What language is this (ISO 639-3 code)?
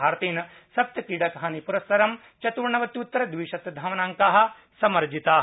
san